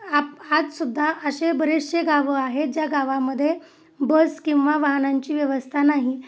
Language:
Marathi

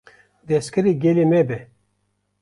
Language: Kurdish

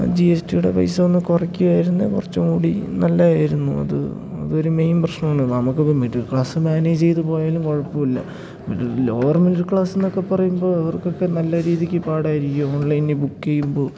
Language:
Malayalam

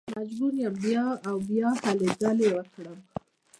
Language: Pashto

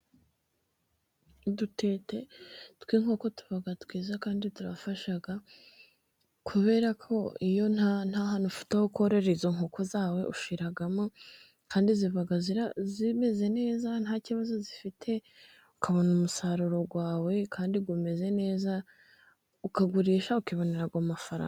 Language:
Kinyarwanda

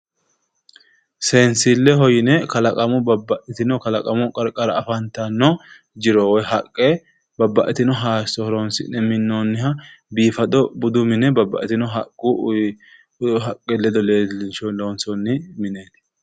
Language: Sidamo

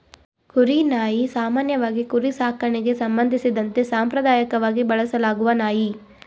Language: Kannada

